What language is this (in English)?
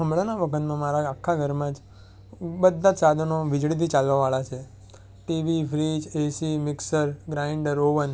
Gujarati